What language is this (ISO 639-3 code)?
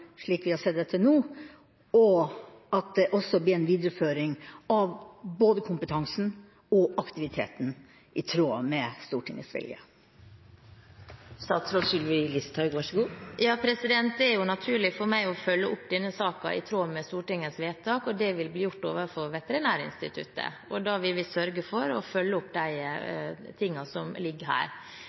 nor